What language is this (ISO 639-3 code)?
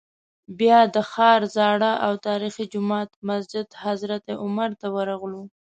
pus